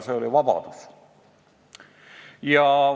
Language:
Estonian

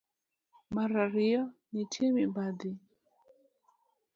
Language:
Luo (Kenya and Tanzania)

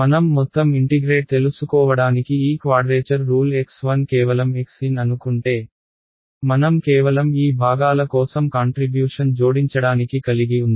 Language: Telugu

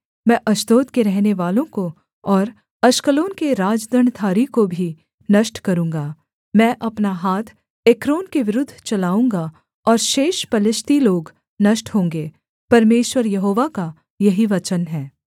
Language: Hindi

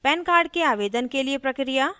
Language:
Hindi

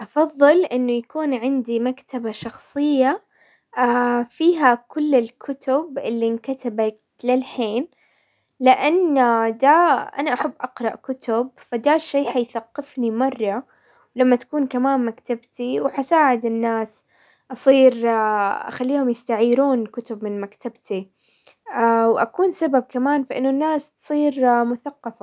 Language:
Hijazi Arabic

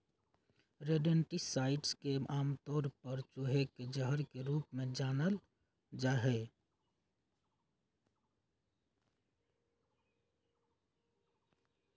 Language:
Magahi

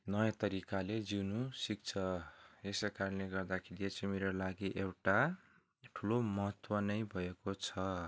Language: Nepali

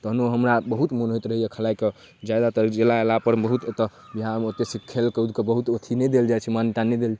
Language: Maithili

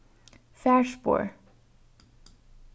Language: Faroese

